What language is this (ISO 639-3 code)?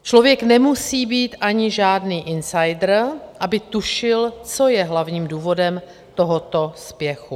ces